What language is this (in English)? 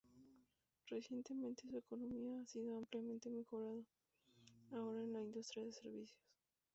Spanish